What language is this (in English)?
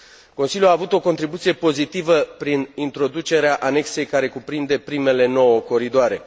Romanian